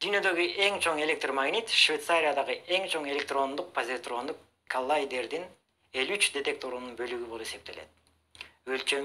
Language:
Turkish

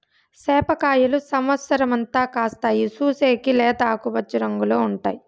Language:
Telugu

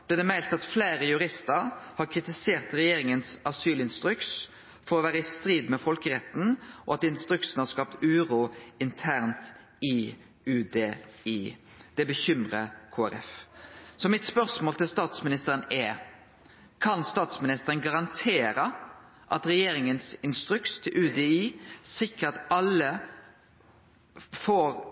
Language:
Norwegian Nynorsk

